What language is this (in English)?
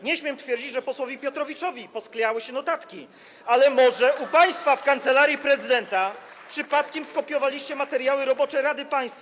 Polish